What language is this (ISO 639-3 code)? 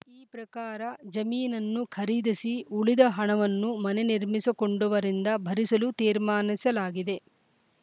kan